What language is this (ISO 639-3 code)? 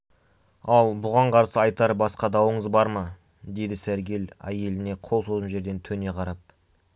kaz